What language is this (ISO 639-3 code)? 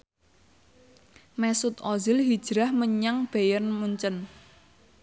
jav